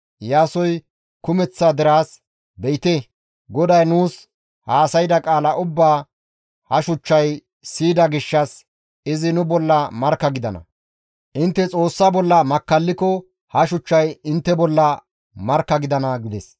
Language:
Gamo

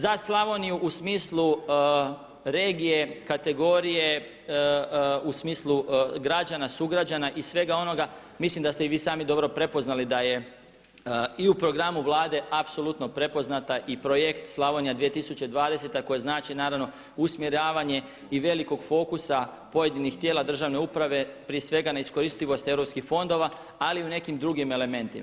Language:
Croatian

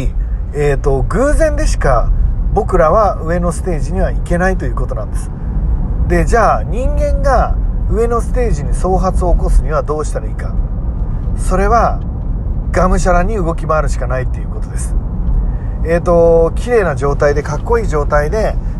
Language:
Japanese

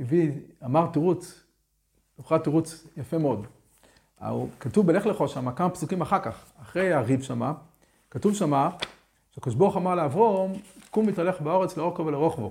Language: Hebrew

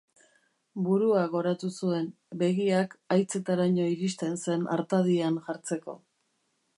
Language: Basque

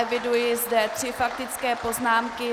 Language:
Czech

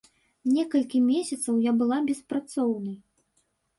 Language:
Belarusian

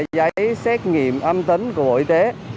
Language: Vietnamese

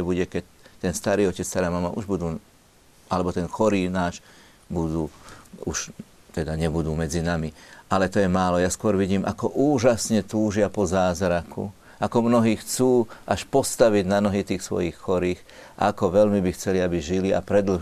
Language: Slovak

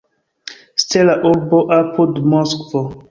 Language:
Esperanto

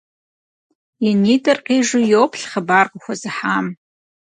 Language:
Kabardian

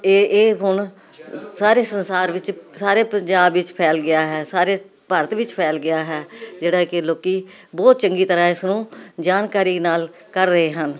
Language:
Punjabi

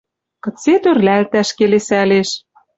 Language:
Western Mari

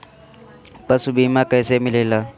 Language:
Bhojpuri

